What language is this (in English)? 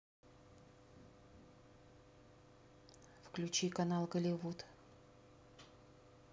Russian